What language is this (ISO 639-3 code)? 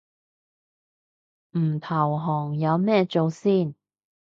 yue